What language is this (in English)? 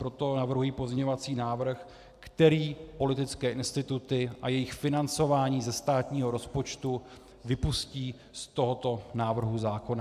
Czech